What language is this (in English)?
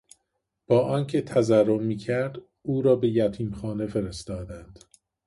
Persian